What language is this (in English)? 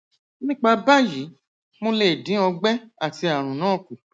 Yoruba